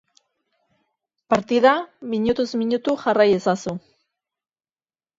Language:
Basque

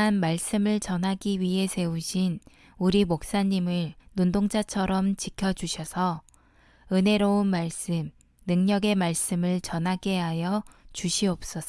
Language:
Korean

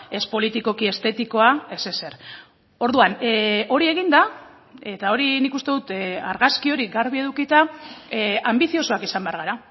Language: Basque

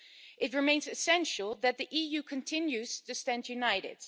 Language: English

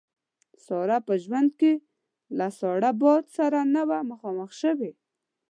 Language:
Pashto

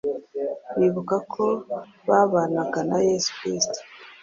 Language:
Kinyarwanda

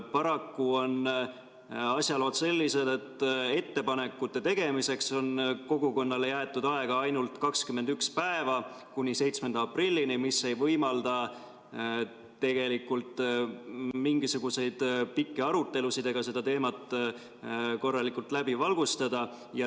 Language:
Estonian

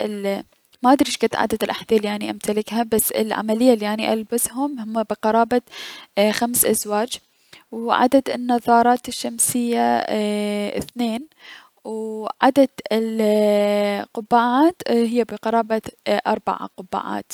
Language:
Mesopotamian Arabic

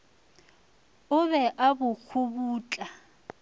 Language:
Northern Sotho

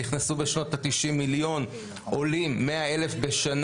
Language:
Hebrew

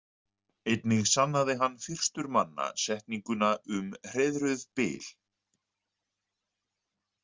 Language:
Icelandic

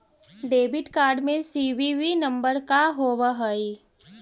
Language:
Magahi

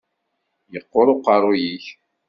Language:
Kabyle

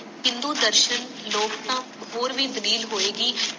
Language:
Punjabi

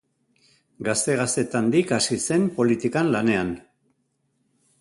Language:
Basque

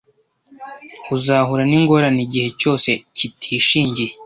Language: Kinyarwanda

